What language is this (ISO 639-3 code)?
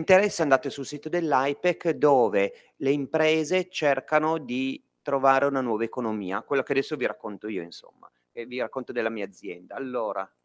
ita